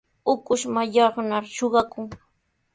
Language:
Sihuas Ancash Quechua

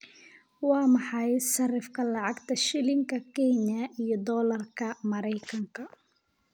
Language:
Somali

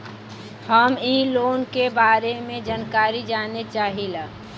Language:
Bhojpuri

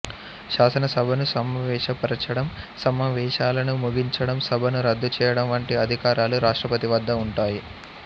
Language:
Telugu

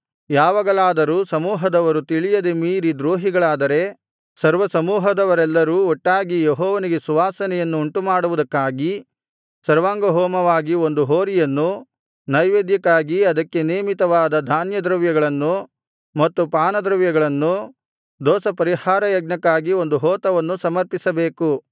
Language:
Kannada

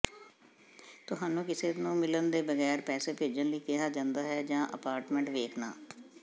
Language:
Punjabi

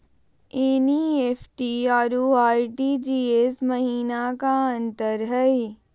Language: Magahi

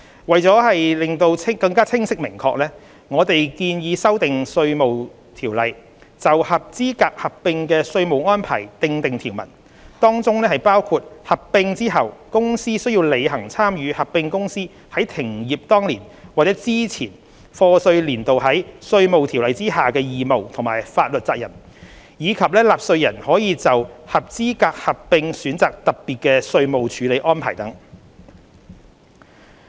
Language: Cantonese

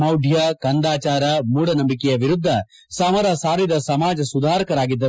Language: Kannada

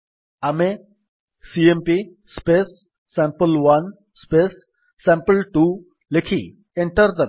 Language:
Odia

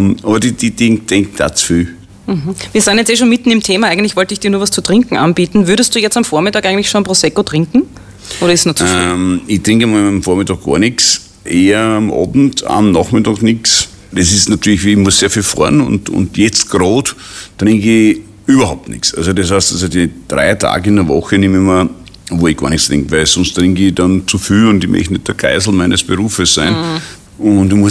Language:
German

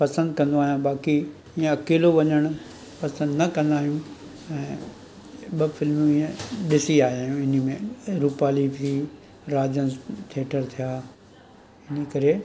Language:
Sindhi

